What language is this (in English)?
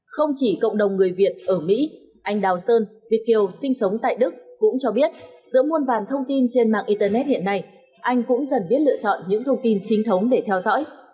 Vietnamese